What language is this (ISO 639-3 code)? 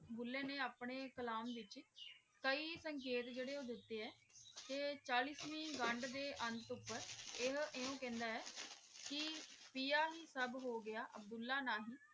pan